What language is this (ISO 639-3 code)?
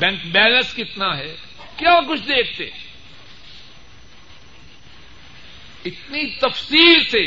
urd